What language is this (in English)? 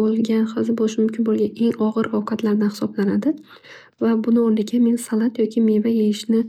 Uzbek